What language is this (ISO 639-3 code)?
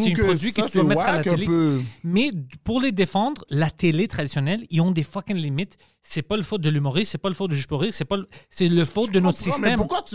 fra